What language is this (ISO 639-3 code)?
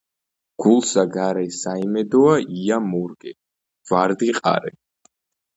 kat